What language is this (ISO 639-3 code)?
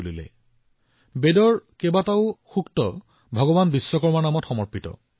asm